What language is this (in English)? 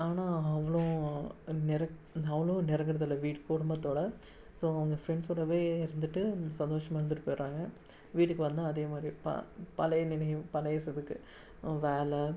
Tamil